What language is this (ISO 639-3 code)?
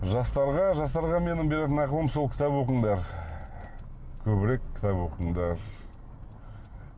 kaz